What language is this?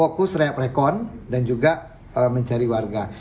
Indonesian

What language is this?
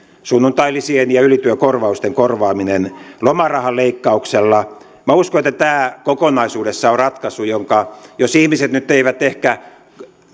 Finnish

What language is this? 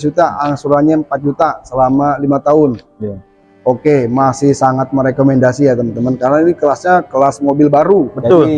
Indonesian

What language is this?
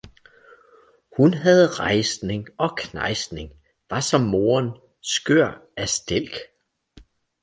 Danish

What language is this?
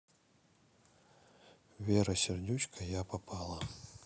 Russian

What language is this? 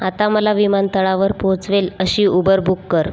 Marathi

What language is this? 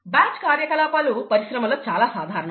Telugu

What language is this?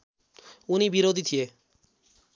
Nepali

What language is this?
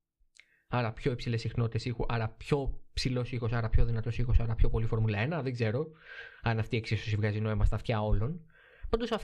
Greek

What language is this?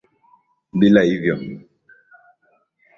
Swahili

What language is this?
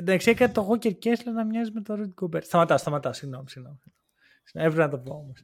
Greek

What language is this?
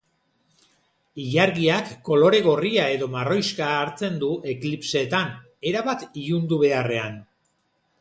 Basque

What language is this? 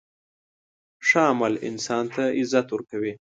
Pashto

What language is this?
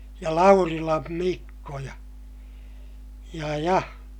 Finnish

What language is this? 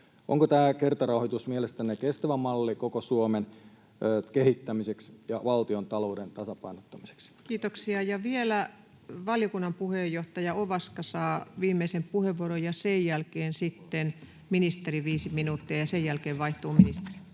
Finnish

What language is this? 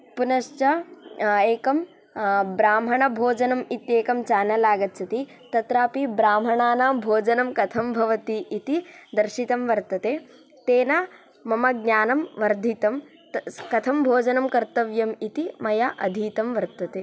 Sanskrit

